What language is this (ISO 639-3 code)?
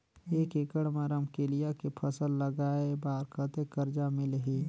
hne